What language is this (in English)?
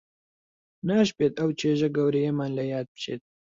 Central Kurdish